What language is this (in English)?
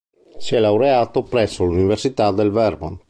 Italian